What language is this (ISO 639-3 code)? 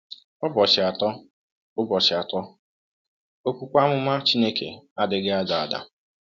ibo